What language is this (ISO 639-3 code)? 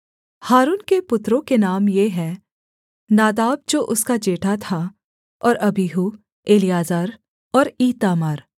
hin